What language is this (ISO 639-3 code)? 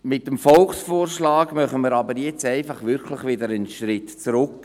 gsw